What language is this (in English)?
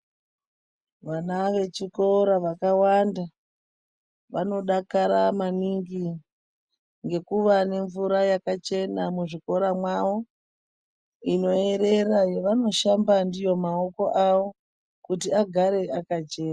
Ndau